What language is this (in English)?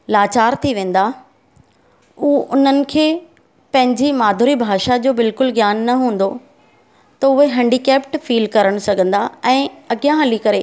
Sindhi